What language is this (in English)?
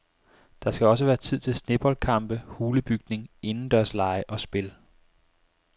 Danish